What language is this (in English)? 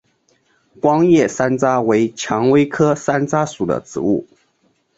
Chinese